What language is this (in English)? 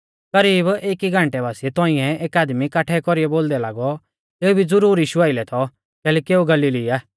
Mahasu Pahari